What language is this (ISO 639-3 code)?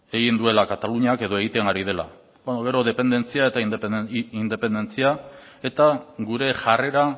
eus